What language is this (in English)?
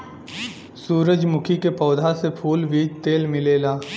Bhojpuri